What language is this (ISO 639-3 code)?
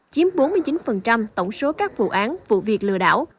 vie